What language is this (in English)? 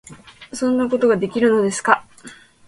Japanese